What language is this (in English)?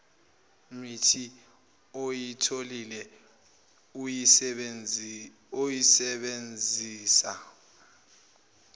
Zulu